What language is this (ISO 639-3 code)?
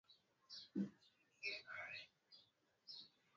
swa